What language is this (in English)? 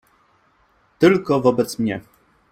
Polish